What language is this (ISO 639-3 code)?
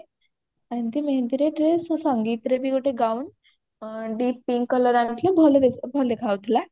ori